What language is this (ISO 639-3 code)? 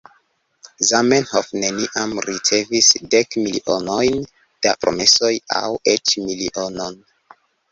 epo